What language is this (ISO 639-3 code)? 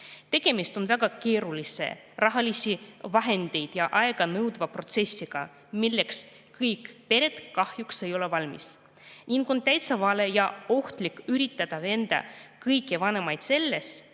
est